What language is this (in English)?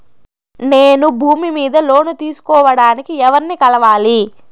Telugu